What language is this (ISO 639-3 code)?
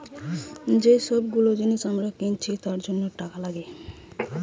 ben